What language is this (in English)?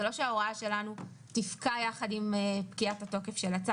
Hebrew